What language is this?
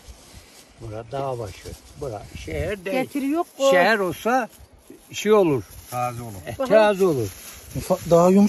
Turkish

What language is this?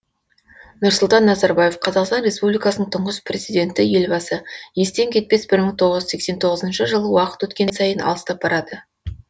Kazakh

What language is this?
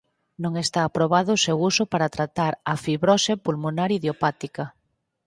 Galician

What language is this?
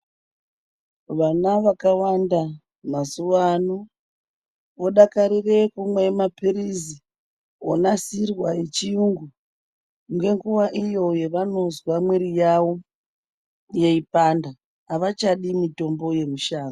Ndau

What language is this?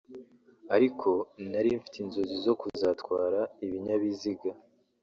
Kinyarwanda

